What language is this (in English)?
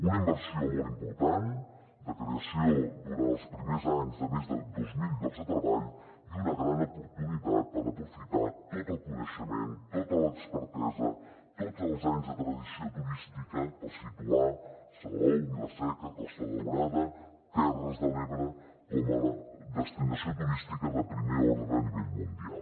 Catalan